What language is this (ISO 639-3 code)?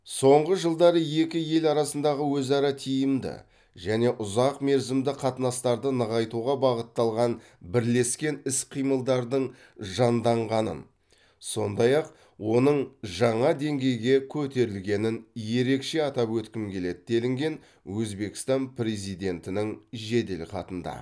kaz